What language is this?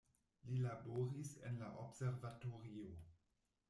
Esperanto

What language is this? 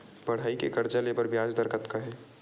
Chhattisgarhi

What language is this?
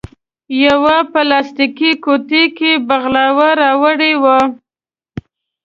Pashto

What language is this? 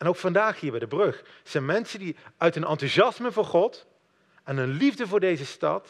Dutch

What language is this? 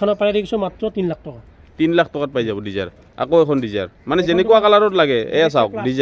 Indonesian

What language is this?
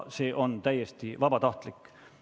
Estonian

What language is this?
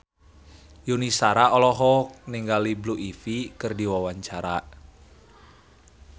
Sundanese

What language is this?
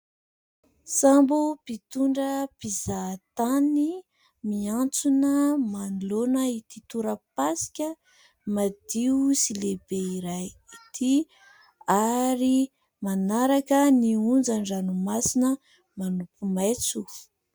Malagasy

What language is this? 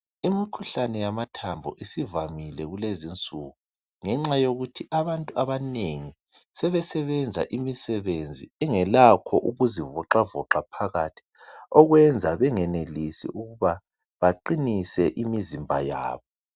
North Ndebele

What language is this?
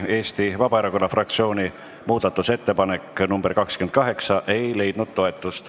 Estonian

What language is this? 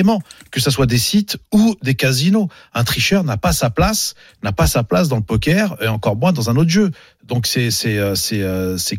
French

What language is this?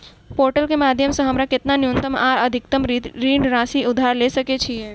Maithili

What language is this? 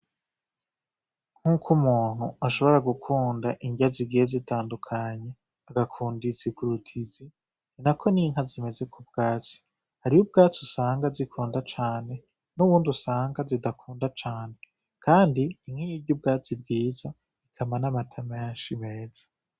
Rundi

